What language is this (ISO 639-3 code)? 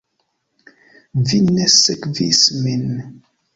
epo